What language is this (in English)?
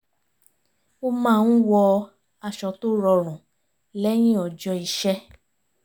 Yoruba